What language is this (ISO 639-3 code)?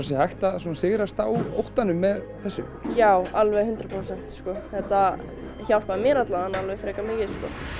isl